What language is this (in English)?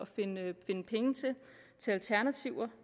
Danish